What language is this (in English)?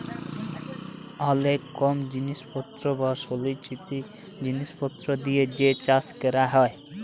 Bangla